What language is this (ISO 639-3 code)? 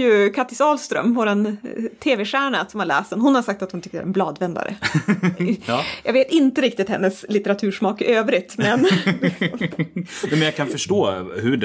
swe